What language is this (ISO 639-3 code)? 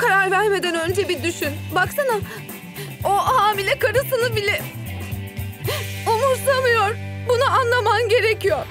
tur